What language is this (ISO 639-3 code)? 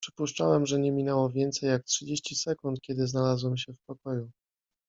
pol